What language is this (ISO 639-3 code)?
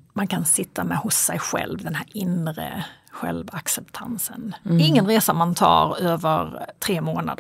swe